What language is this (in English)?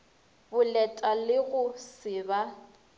Northern Sotho